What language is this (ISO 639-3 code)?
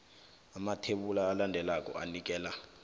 nbl